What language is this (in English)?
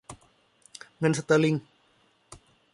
Thai